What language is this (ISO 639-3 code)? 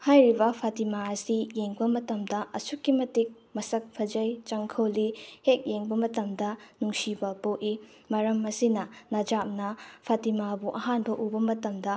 mni